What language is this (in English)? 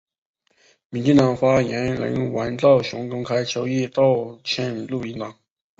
Chinese